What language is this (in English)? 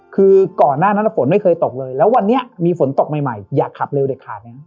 Thai